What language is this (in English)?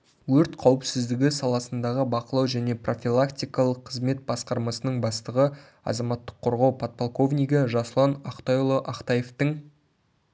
Kazakh